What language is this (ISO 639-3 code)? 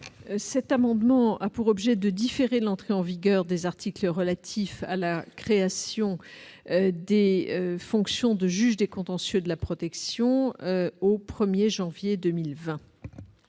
fra